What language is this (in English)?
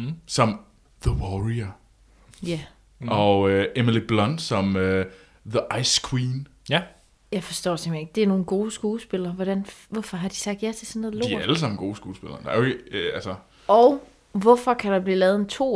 Danish